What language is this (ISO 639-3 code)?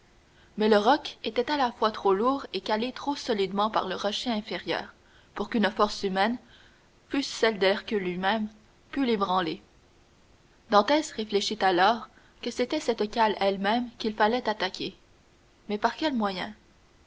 fra